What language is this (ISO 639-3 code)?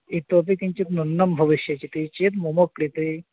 san